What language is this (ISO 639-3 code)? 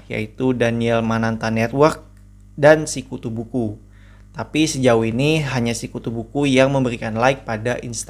ind